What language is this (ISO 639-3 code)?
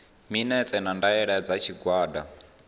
ven